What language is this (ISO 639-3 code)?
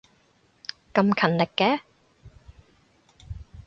yue